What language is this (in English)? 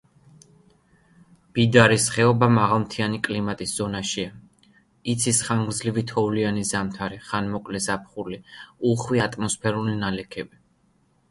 Georgian